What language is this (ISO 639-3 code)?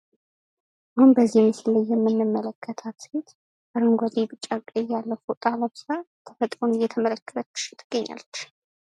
amh